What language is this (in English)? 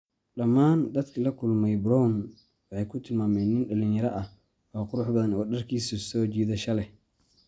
Somali